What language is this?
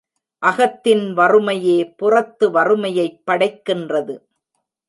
Tamil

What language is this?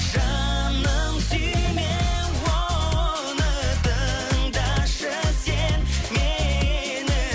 Kazakh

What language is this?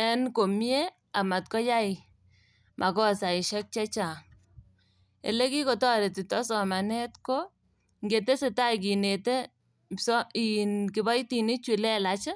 Kalenjin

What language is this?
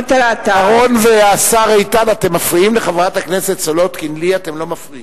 Hebrew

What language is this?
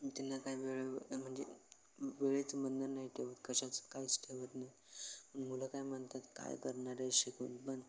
Marathi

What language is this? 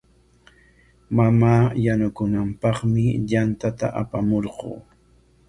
Corongo Ancash Quechua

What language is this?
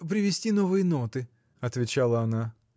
Russian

